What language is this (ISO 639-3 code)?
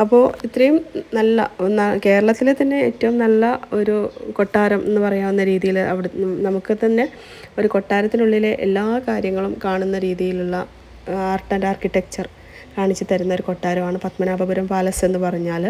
mal